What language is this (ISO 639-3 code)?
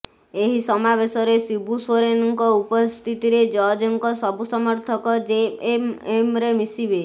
ori